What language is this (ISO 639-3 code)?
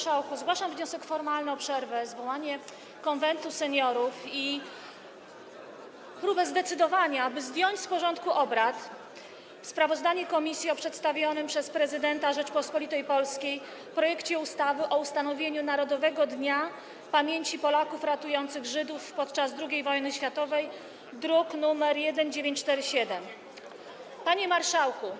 pol